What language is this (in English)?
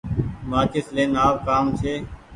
Goaria